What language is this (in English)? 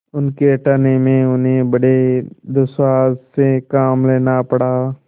Hindi